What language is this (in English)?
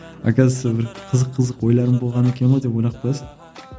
Kazakh